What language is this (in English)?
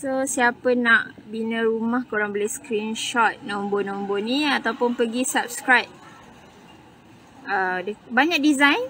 Malay